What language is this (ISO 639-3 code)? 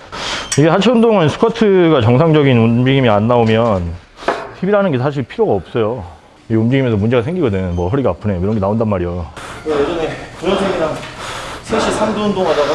kor